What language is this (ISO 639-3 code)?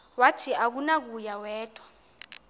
xho